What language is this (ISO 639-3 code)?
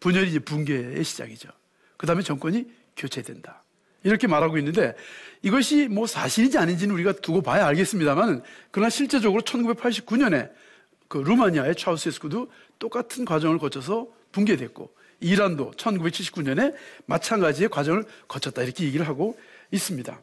kor